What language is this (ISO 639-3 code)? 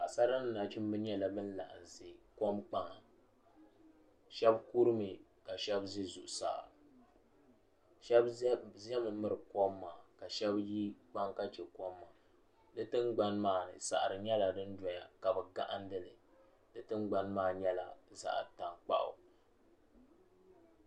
dag